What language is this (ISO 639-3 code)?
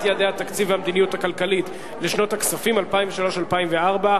heb